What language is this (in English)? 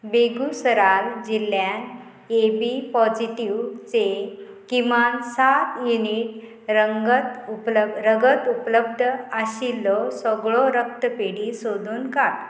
Konkani